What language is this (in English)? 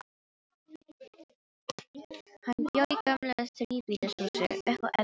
Icelandic